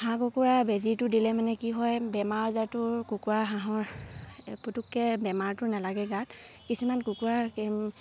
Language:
Assamese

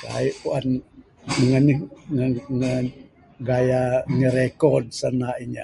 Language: Bukar-Sadung Bidayuh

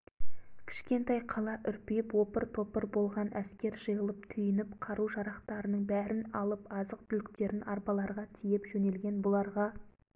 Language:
Kazakh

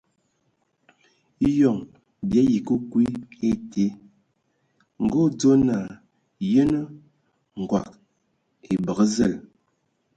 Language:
Ewondo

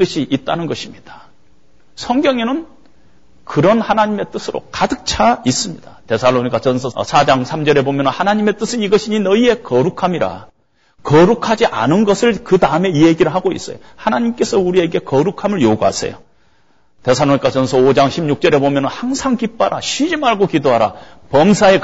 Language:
Korean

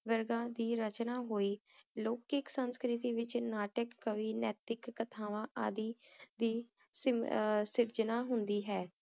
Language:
Punjabi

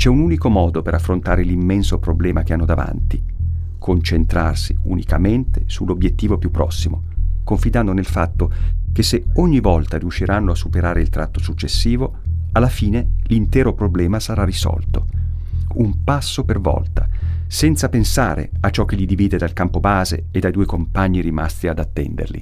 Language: Italian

